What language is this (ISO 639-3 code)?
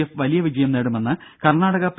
mal